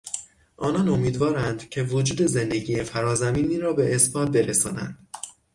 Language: Persian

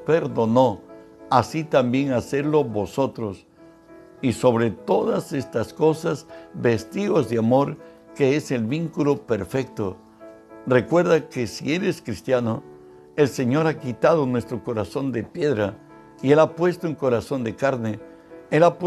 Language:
Spanish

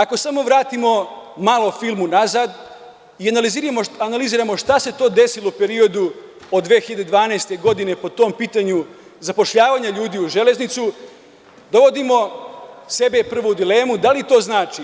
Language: Serbian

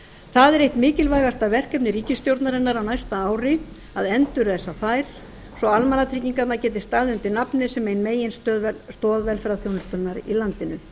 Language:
Icelandic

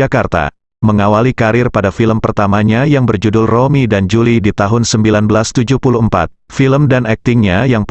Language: Indonesian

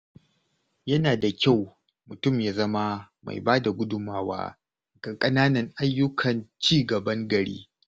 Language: Hausa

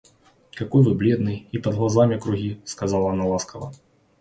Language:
Russian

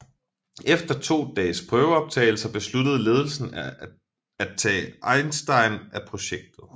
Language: Danish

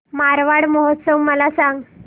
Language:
Marathi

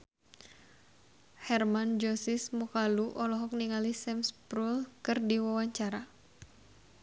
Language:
Sundanese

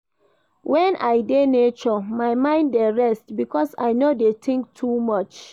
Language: Nigerian Pidgin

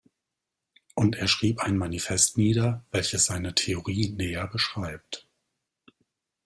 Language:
German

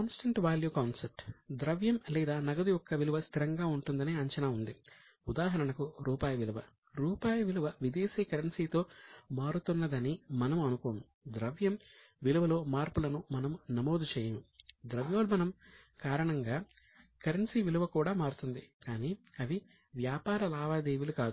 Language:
Telugu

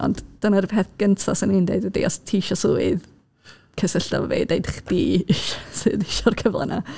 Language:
Welsh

